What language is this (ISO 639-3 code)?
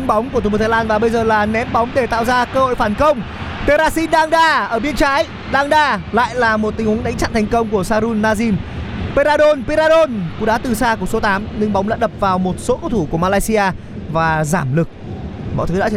vie